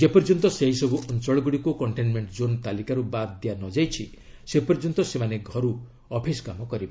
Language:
Odia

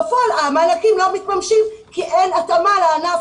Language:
Hebrew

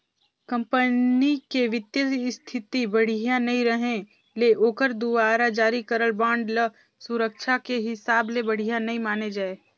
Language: Chhattisgarhi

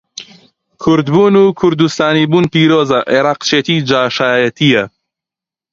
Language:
Central Kurdish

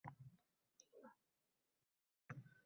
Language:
Uzbek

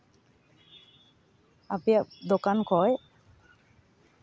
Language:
Santali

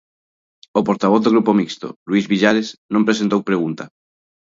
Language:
Galician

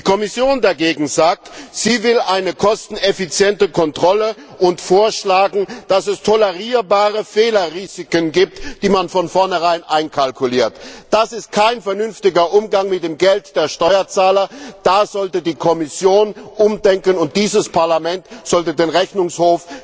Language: German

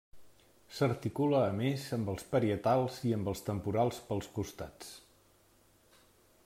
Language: Catalan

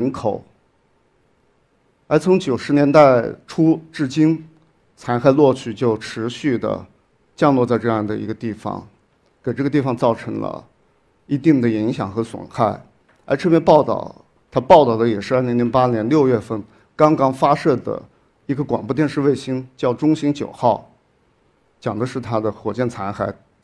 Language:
Chinese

